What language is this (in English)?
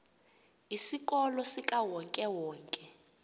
Xhosa